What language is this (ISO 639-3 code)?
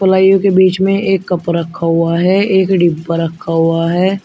hin